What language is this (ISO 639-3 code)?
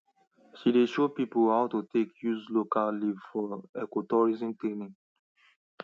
pcm